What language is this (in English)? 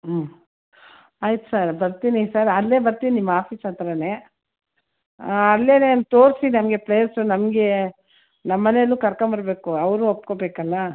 Kannada